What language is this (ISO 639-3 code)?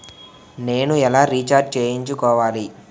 tel